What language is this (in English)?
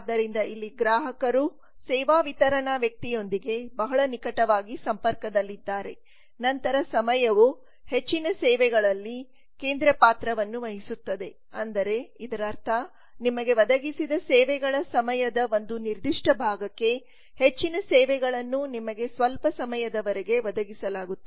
Kannada